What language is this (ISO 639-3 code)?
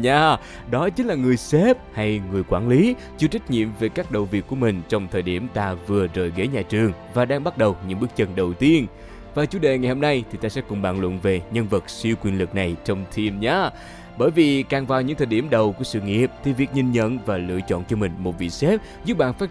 vie